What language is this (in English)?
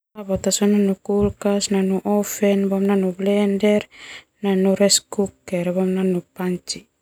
Termanu